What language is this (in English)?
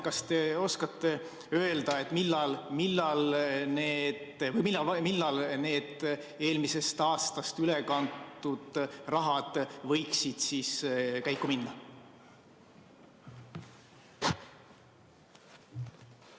Estonian